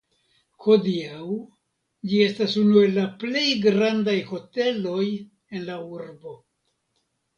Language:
Esperanto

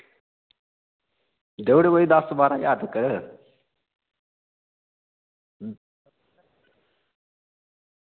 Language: Dogri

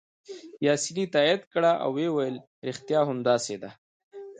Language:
Pashto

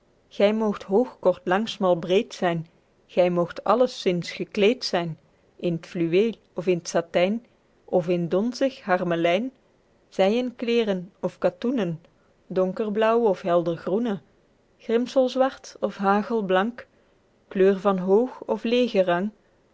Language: Dutch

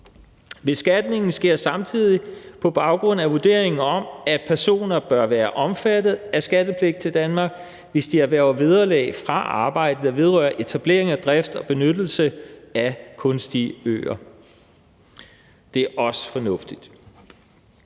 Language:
Danish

